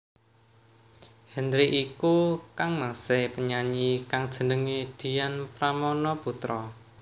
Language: Javanese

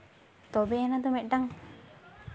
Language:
Santali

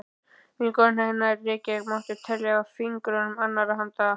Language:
Icelandic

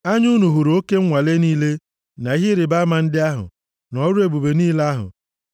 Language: Igbo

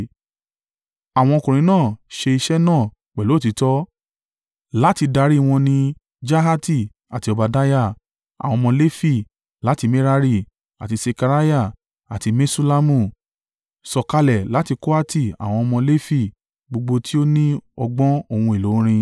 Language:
Yoruba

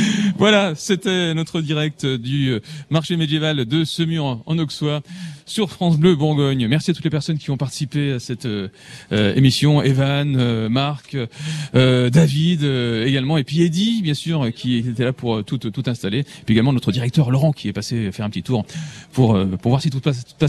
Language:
French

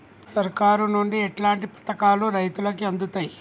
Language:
Telugu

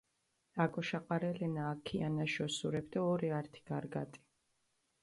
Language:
Mingrelian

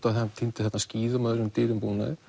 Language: Icelandic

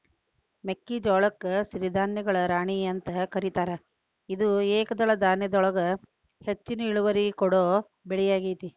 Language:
Kannada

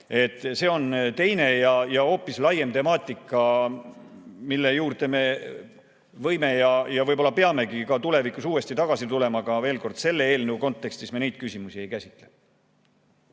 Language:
Estonian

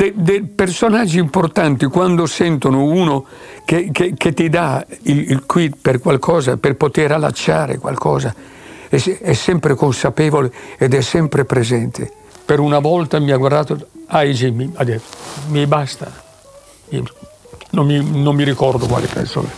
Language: Italian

